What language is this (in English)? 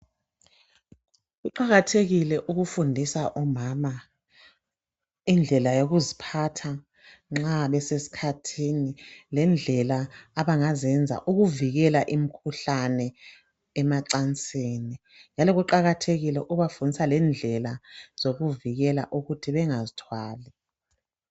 North Ndebele